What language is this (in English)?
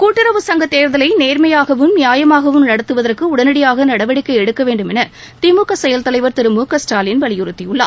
Tamil